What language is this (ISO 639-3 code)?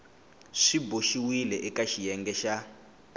tso